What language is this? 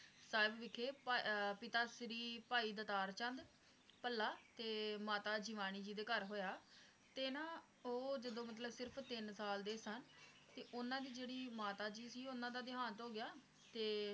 Punjabi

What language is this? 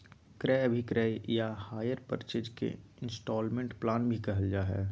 Magahi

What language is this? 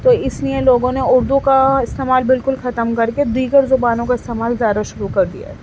Urdu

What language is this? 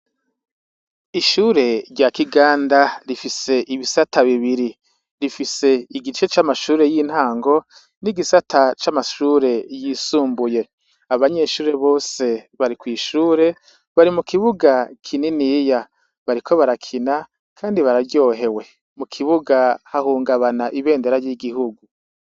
Rundi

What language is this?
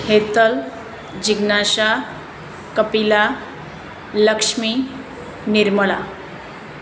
Gujarati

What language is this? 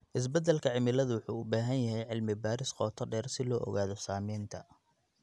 Somali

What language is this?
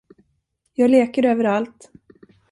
Swedish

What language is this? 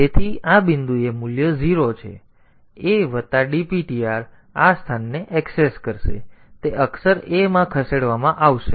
Gujarati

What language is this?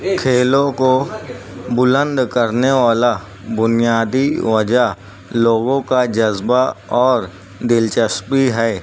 Urdu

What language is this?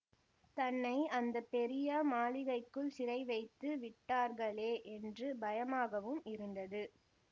Tamil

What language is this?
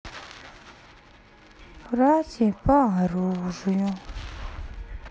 Russian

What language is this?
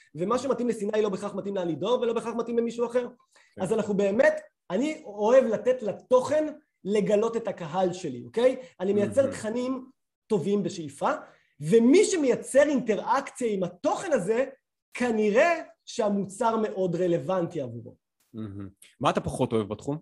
Hebrew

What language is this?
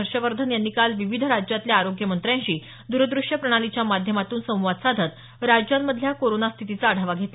Marathi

